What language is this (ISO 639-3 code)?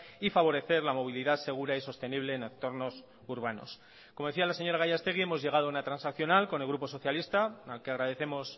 spa